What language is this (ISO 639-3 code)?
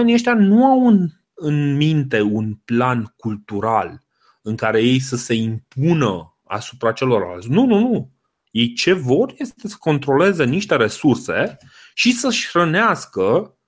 ron